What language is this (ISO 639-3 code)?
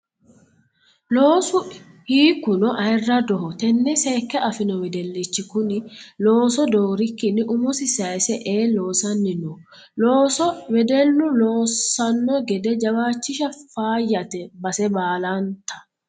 sid